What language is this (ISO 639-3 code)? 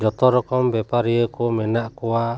sat